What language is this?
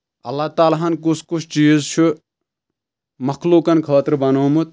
Kashmiri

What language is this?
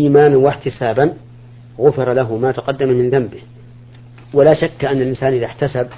Arabic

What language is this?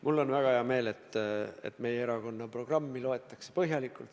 Estonian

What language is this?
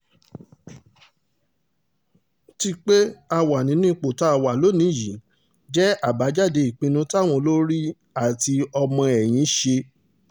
Yoruba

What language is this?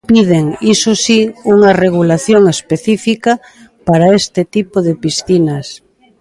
Galician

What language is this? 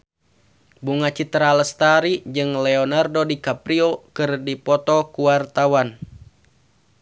Sundanese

